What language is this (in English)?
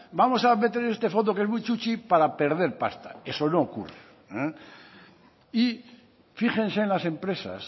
Spanish